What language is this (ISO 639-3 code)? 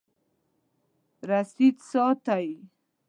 pus